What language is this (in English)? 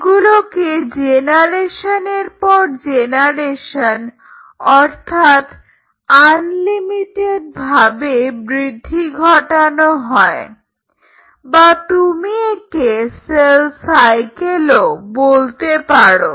Bangla